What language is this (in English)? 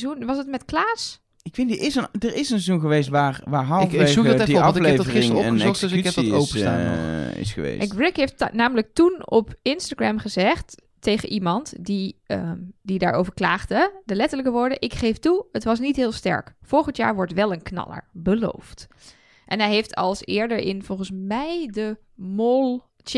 Dutch